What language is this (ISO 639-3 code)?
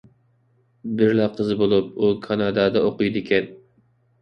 uig